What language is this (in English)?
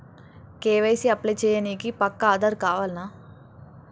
Telugu